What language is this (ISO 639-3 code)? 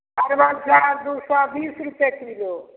mai